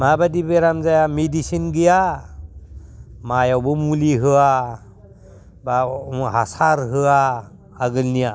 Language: Bodo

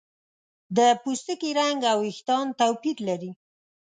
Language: Pashto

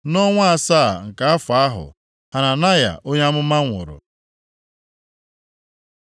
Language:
Igbo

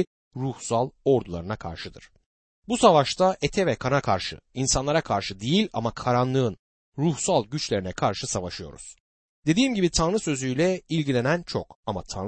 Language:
Turkish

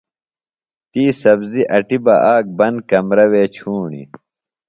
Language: Phalura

